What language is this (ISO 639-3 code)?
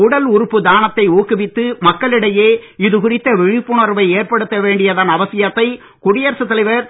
tam